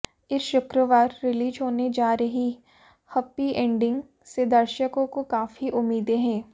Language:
Hindi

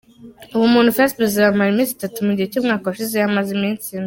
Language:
Kinyarwanda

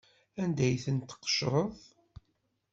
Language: Kabyle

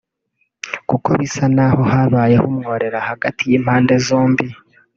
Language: Kinyarwanda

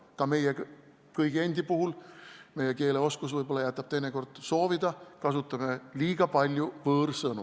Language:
Estonian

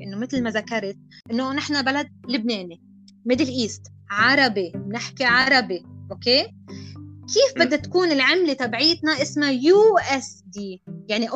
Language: Arabic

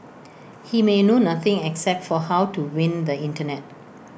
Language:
English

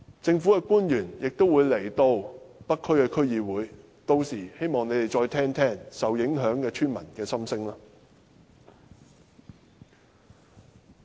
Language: Cantonese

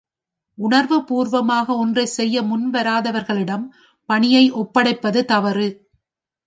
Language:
Tamil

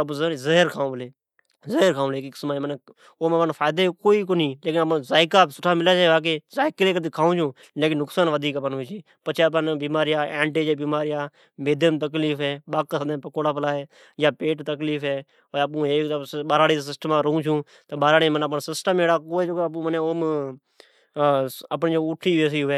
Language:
Od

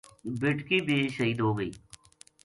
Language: Gujari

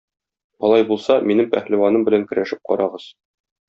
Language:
Tatar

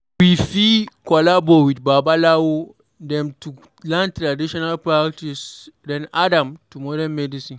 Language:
Nigerian Pidgin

